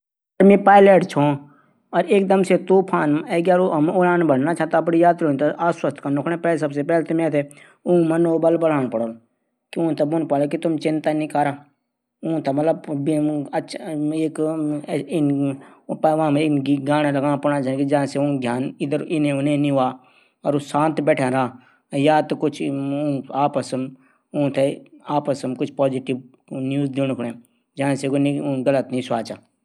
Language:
Garhwali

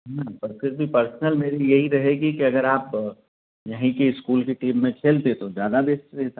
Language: Hindi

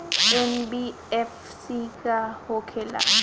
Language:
Bhojpuri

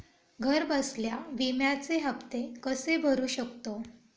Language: Marathi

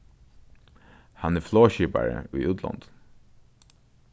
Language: Faroese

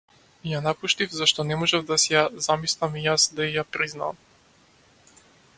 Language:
Macedonian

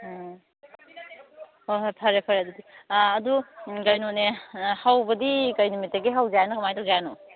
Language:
Manipuri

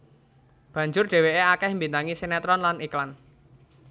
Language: Javanese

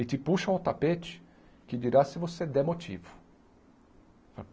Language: Portuguese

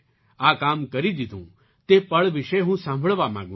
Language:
Gujarati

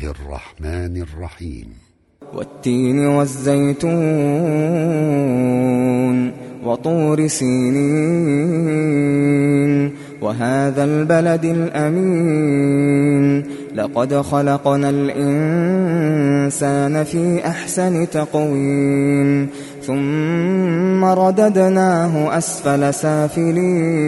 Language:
Arabic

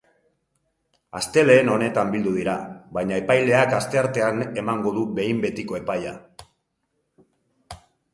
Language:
Basque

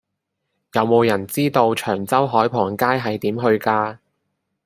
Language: Cantonese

